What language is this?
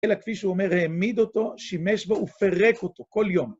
Hebrew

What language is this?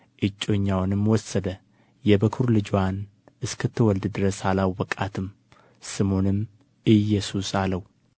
Amharic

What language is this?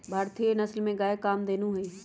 Magahi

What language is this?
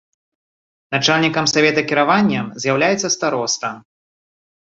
Belarusian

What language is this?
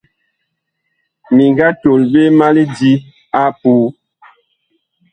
Bakoko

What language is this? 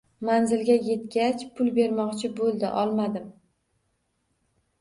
Uzbek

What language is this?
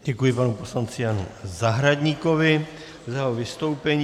Czech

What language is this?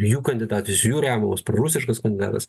Lithuanian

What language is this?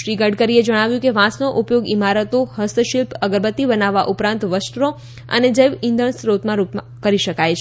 Gujarati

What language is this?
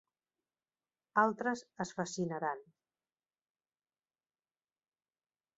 Catalan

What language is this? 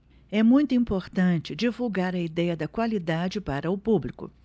Portuguese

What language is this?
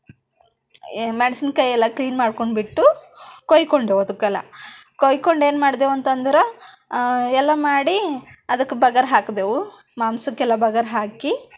Kannada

